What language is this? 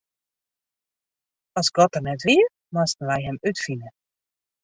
Western Frisian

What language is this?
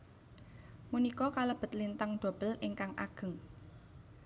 Javanese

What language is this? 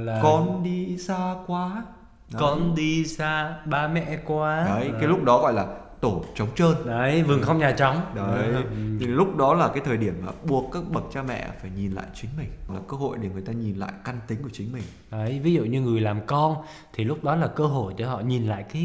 Vietnamese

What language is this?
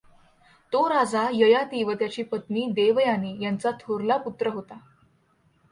Marathi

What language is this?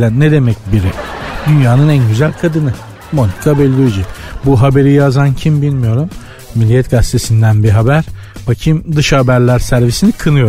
Turkish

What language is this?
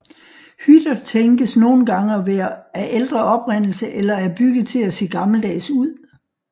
Danish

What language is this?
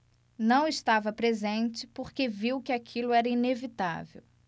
Portuguese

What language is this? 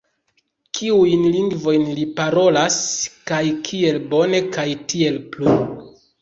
Esperanto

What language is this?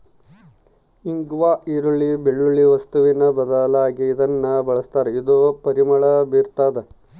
Kannada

